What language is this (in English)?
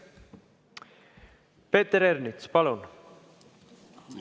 Estonian